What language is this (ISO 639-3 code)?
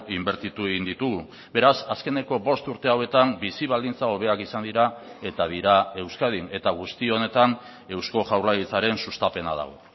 eus